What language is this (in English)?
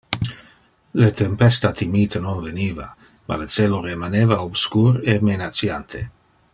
Interlingua